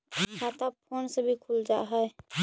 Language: Magahi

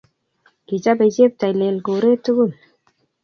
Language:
Kalenjin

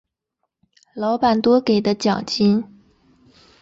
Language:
Chinese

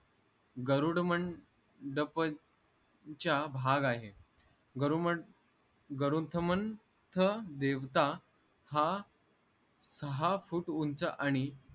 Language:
Marathi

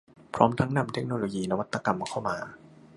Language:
Thai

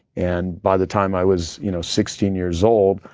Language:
English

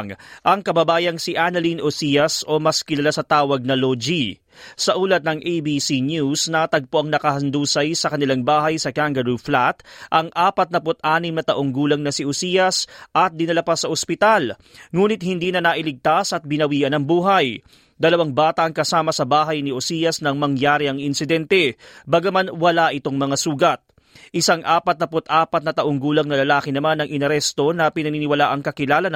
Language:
Filipino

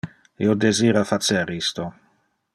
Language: Interlingua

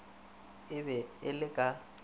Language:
Northern Sotho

